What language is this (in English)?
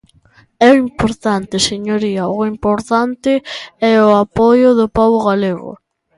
Galician